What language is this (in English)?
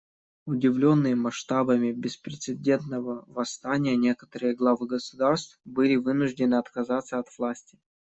Russian